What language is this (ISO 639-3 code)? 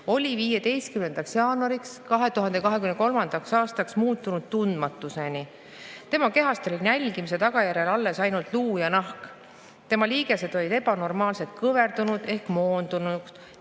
est